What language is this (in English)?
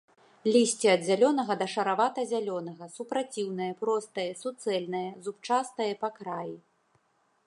Belarusian